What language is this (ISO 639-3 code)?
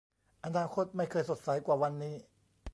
tha